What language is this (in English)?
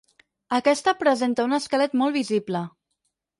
Catalan